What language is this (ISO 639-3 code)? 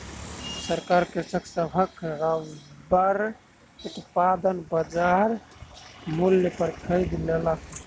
mai